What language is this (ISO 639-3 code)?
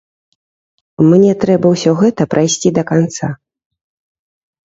bel